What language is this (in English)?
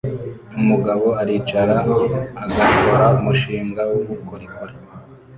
Kinyarwanda